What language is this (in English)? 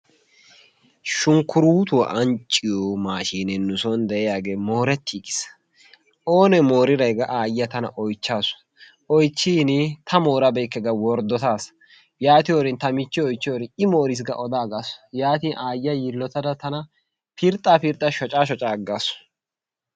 Wolaytta